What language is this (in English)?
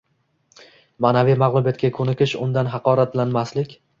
Uzbek